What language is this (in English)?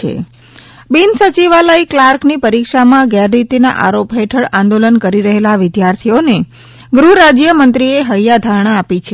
Gujarati